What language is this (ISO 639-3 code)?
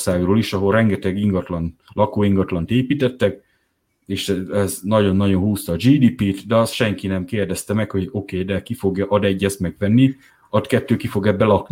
hun